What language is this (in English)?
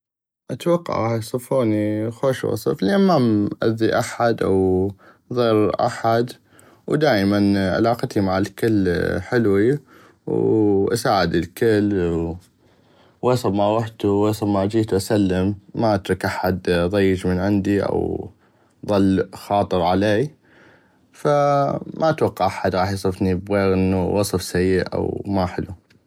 North Mesopotamian Arabic